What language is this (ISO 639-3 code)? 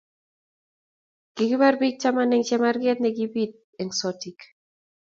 kln